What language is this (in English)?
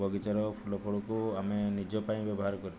Odia